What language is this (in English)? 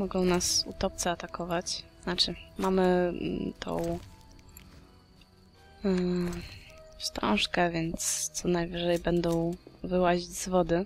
Polish